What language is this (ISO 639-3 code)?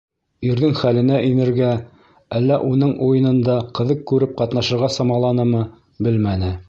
bak